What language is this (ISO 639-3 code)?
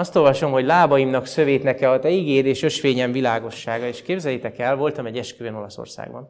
hun